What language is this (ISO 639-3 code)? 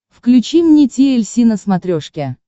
rus